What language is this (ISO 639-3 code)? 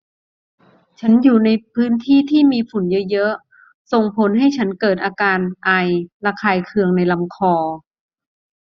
tha